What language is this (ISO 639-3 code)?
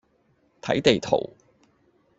yue